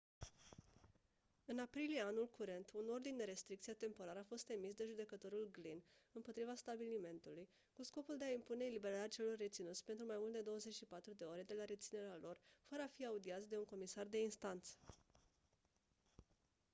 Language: Romanian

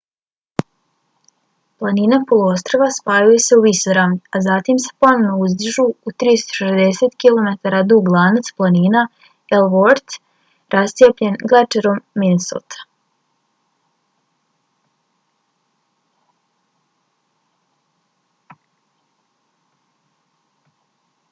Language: Bosnian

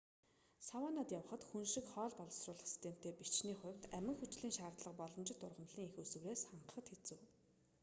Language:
Mongolian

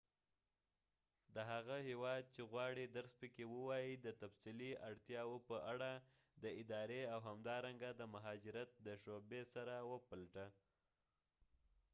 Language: Pashto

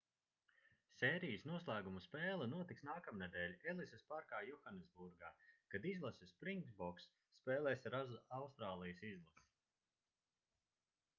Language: Latvian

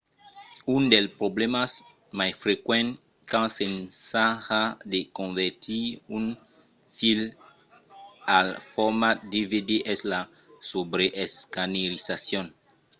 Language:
Occitan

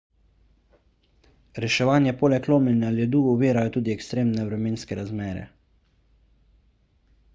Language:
Slovenian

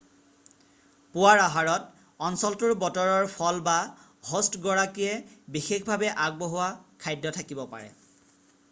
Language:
Assamese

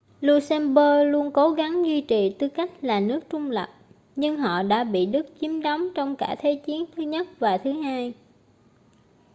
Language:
Vietnamese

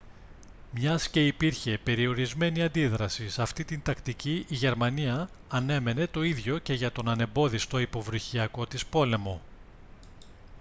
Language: Greek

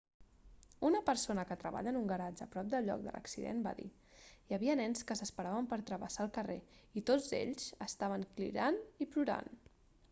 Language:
Catalan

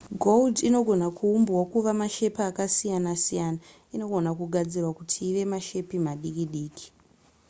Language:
Shona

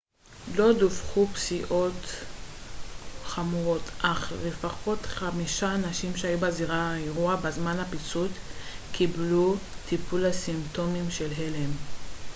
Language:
Hebrew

